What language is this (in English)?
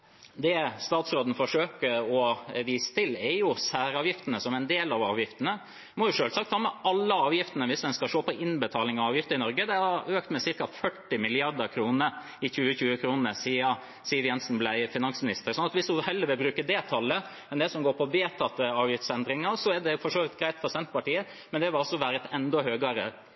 Norwegian Bokmål